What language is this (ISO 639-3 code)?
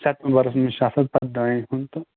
kas